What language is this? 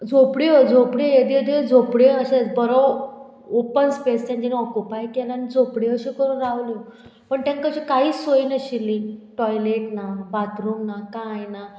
Konkani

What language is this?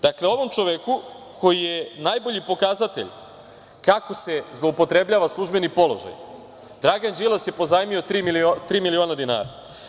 Serbian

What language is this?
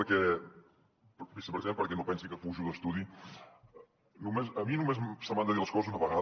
Catalan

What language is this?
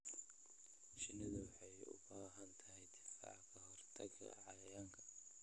Somali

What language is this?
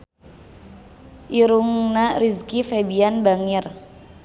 Sundanese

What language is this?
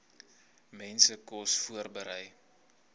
Afrikaans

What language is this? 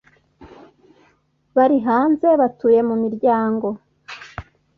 Kinyarwanda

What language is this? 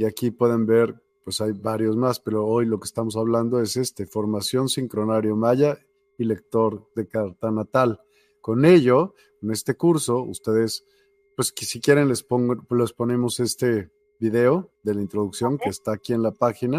Spanish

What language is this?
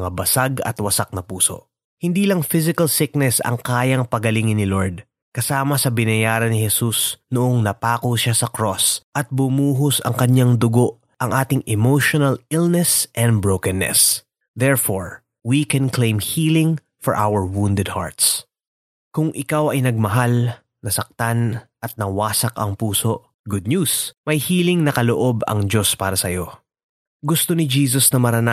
Filipino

